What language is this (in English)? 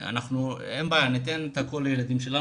Hebrew